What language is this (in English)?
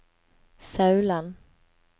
Norwegian